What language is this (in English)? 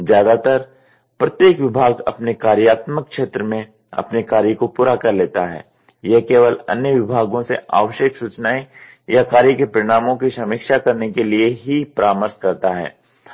Hindi